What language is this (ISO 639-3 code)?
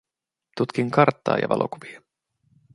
fin